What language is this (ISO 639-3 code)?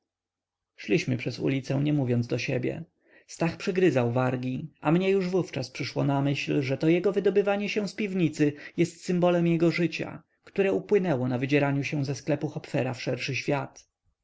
pol